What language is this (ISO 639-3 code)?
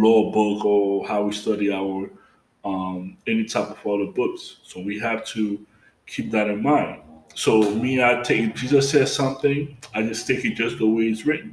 eng